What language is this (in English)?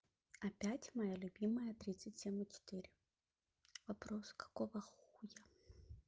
Russian